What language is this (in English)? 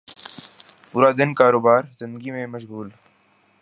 Urdu